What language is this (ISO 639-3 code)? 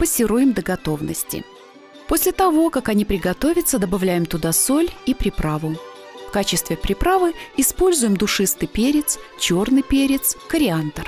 rus